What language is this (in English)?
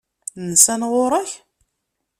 Kabyle